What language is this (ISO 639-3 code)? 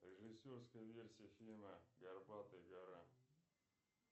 rus